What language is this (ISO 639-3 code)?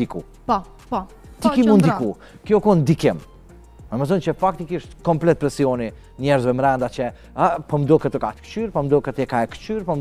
ron